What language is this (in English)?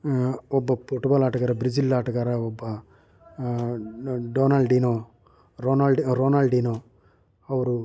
Kannada